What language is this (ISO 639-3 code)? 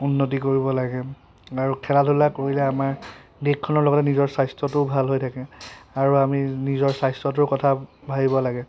asm